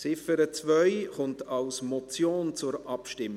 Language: Swiss German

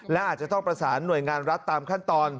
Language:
Thai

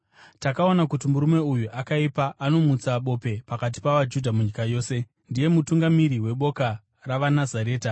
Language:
Shona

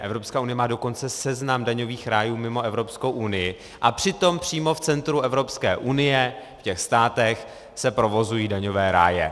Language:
Czech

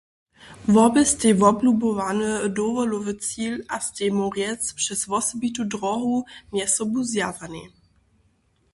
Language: Upper Sorbian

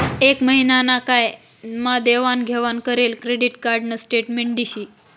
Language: Marathi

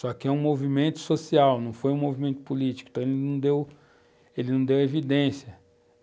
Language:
Portuguese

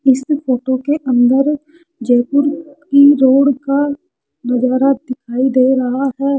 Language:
Hindi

